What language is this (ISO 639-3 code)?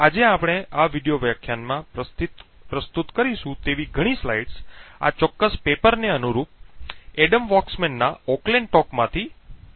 guj